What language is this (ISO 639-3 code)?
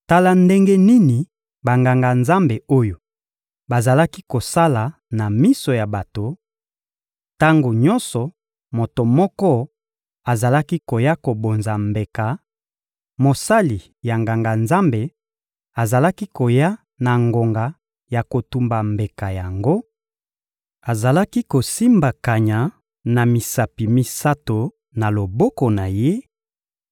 lin